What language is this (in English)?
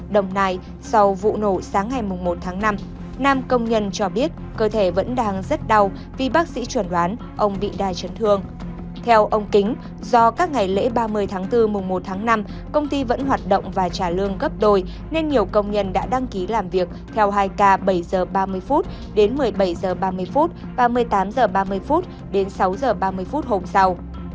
Vietnamese